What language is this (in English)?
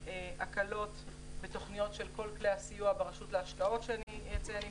Hebrew